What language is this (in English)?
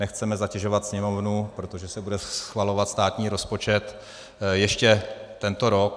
Czech